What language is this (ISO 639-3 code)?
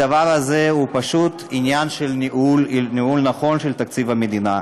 heb